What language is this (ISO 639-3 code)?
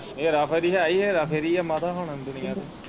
pan